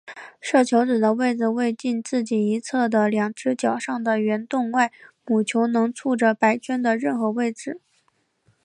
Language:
Chinese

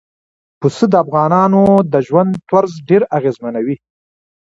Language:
Pashto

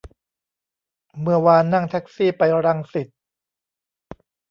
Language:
Thai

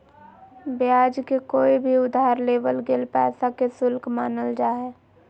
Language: Magahi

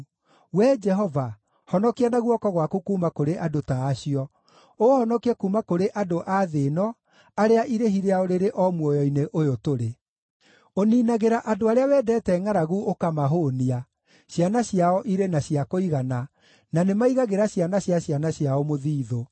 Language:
Kikuyu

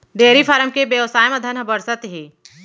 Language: Chhattisgarhi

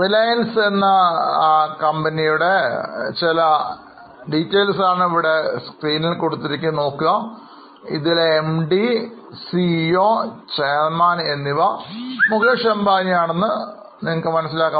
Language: Malayalam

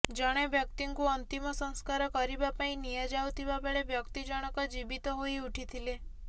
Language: Odia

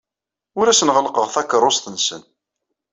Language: Kabyle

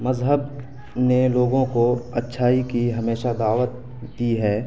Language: Urdu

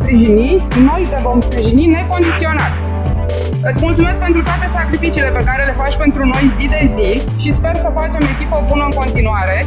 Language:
Romanian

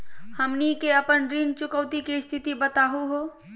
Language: Magahi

